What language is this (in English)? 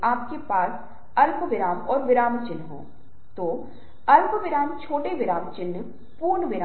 Hindi